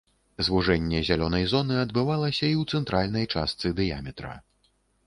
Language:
Belarusian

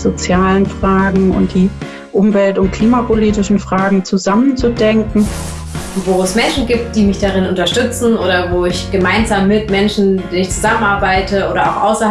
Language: German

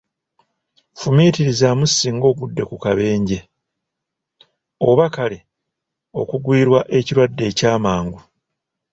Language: Ganda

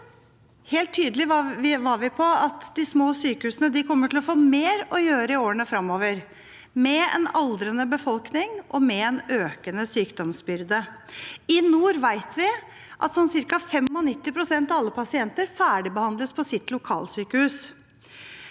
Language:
Norwegian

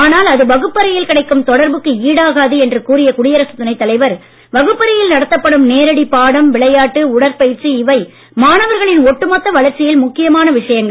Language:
Tamil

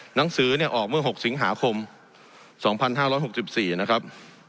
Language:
Thai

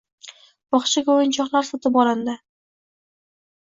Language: Uzbek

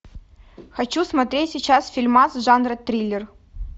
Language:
Russian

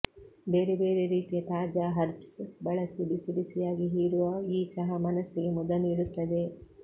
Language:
Kannada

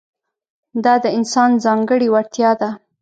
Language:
Pashto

